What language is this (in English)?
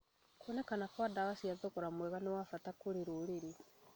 Kikuyu